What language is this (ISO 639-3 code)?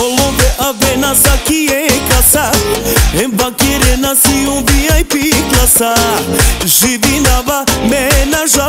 ron